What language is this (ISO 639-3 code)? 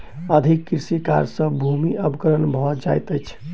mai